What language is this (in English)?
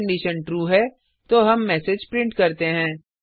Hindi